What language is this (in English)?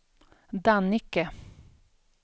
Swedish